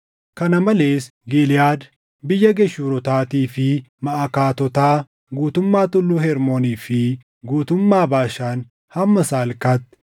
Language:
Oromo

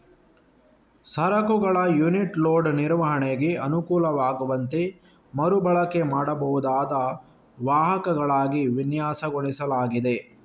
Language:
Kannada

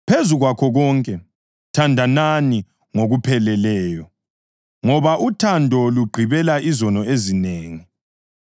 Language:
North Ndebele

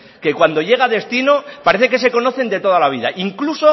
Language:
Spanish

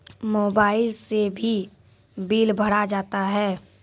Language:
Maithili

